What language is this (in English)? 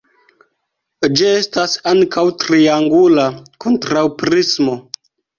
Esperanto